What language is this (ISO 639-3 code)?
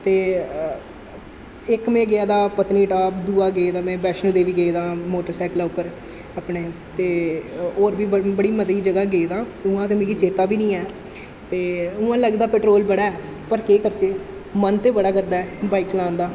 doi